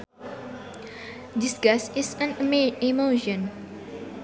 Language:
Sundanese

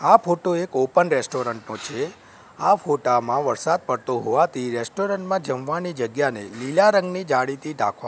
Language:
Gujarati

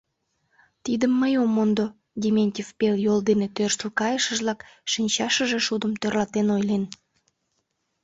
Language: Mari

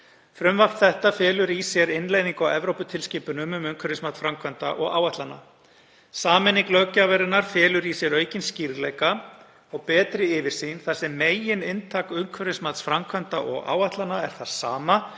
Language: Icelandic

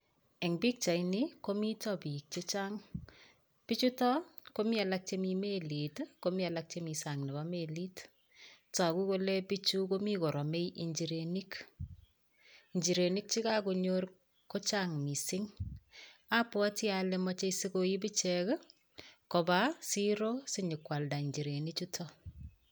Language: Kalenjin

